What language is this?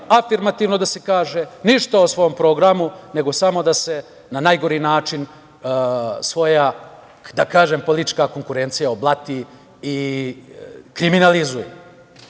Serbian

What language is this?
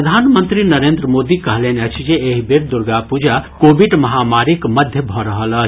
Maithili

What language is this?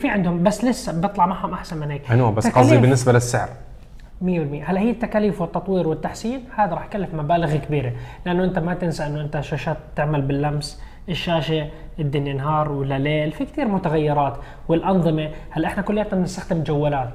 Arabic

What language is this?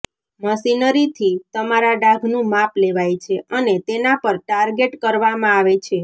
Gujarati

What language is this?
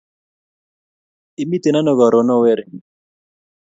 Kalenjin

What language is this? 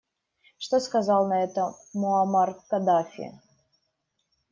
Russian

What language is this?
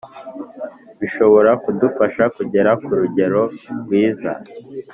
Kinyarwanda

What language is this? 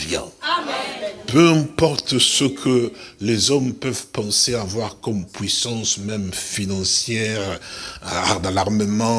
French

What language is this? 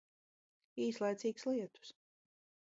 Latvian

